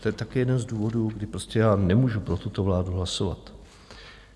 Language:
Czech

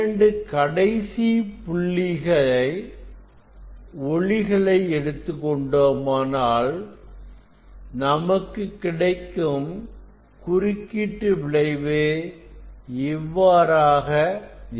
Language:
Tamil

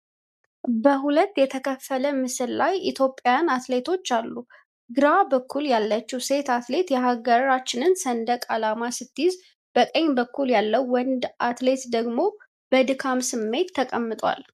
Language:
Amharic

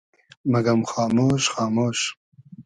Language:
Hazaragi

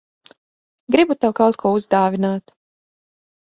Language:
Latvian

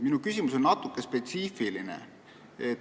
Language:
Estonian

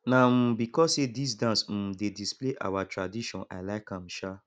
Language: Nigerian Pidgin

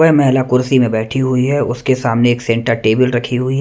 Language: Hindi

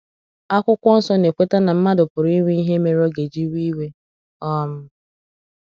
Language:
Igbo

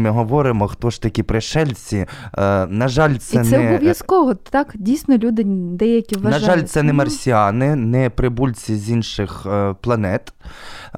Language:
Ukrainian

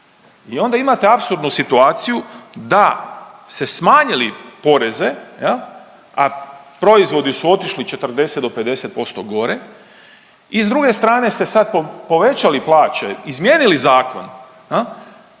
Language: Croatian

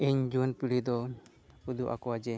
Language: Santali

